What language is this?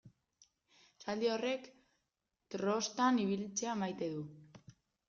Basque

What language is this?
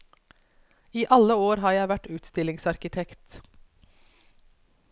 Norwegian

